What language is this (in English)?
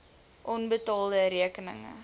Afrikaans